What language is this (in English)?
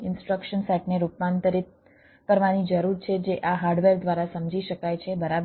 Gujarati